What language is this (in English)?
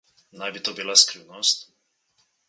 Slovenian